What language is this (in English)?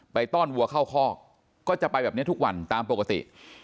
Thai